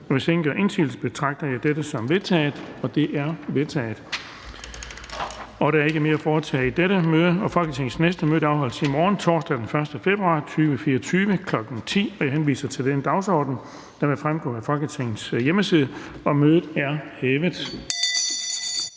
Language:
Danish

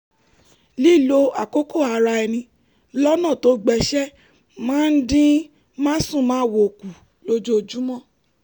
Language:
Yoruba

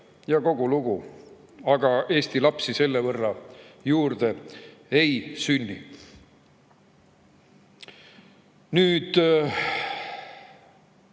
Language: Estonian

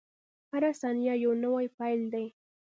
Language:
Pashto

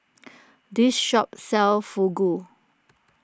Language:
English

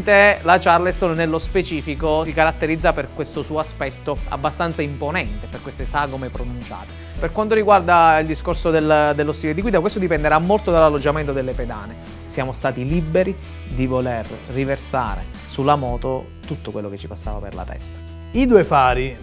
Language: Italian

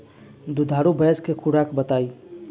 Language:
Bhojpuri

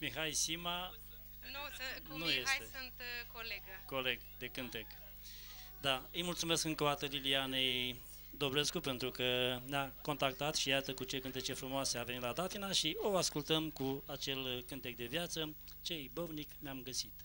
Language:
Romanian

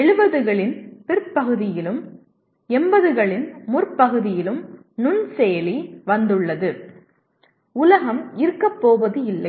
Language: Tamil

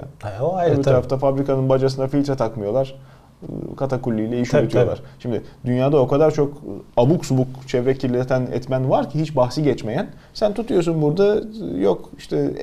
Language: Turkish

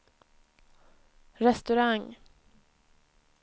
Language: Swedish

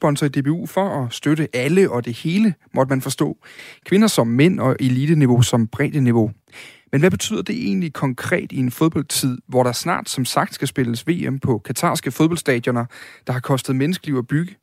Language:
Danish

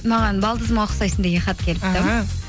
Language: Kazakh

